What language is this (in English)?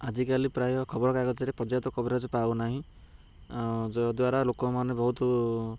Odia